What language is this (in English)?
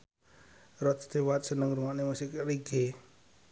Javanese